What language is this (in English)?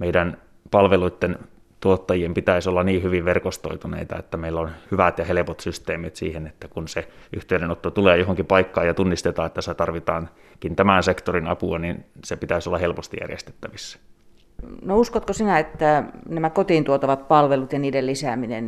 Finnish